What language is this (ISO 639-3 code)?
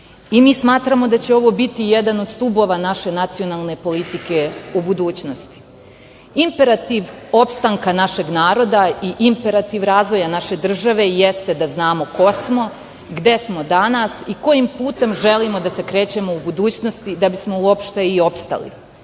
srp